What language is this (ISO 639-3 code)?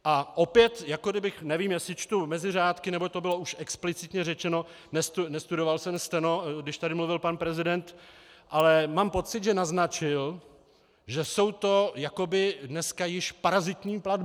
ces